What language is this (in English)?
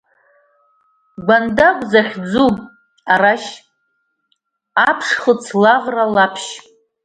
Abkhazian